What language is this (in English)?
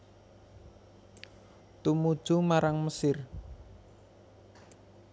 Javanese